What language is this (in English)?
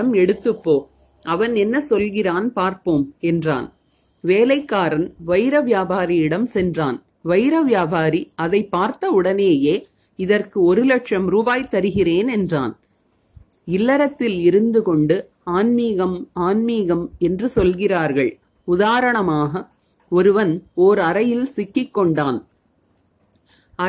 Tamil